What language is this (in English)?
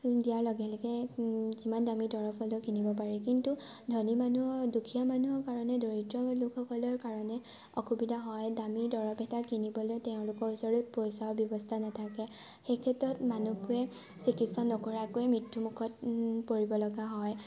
Assamese